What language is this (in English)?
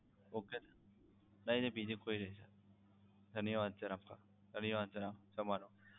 Gujarati